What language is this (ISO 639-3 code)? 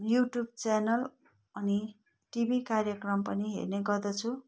nep